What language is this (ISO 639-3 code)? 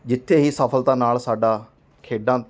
pan